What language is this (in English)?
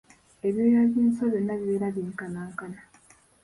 Ganda